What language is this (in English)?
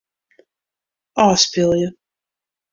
Western Frisian